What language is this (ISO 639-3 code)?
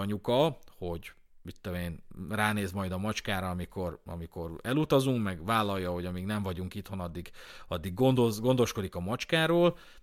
hun